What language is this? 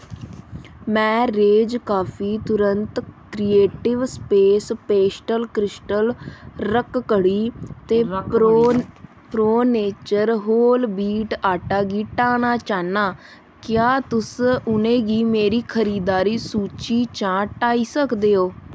Dogri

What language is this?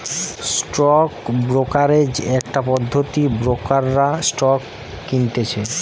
Bangla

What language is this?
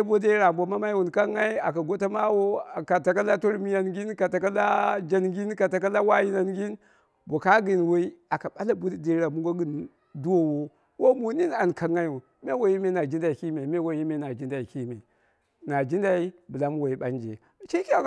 Dera (Nigeria)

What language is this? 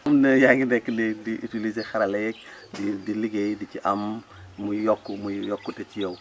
Wolof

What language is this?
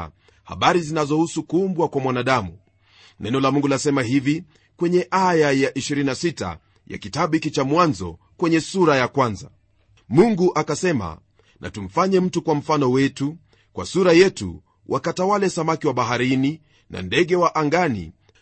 Swahili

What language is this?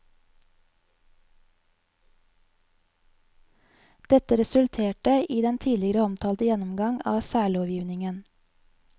Norwegian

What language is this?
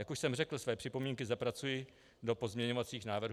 Czech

